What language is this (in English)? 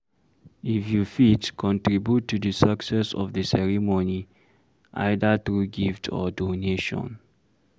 Nigerian Pidgin